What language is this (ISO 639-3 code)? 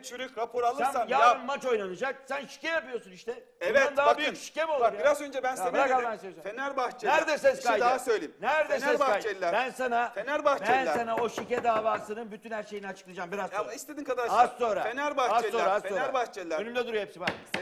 tur